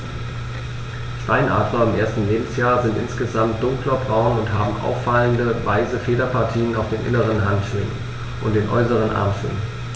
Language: German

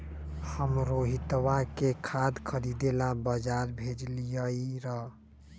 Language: Magahi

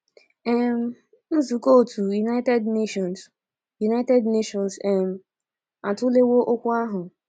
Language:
Igbo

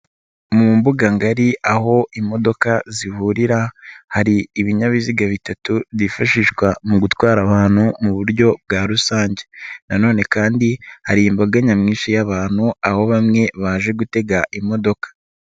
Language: Kinyarwanda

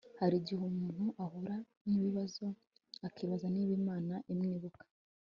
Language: Kinyarwanda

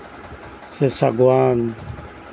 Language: Santali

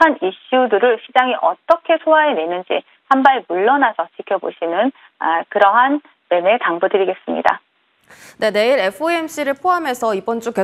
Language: Korean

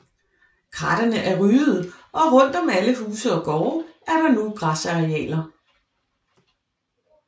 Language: Danish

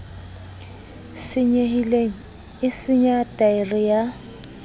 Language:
Southern Sotho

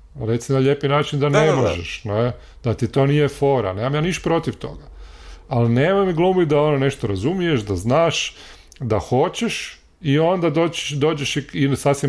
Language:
Croatian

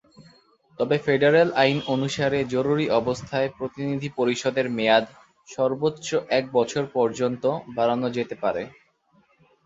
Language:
Bangla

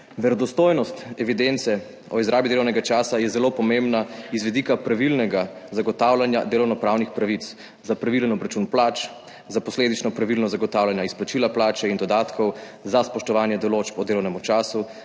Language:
Slovenian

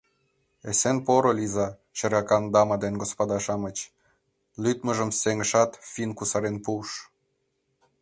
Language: Mari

